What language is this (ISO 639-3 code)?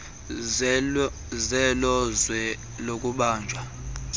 xho